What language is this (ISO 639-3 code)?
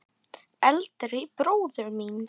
isl